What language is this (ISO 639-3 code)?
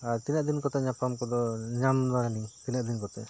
sat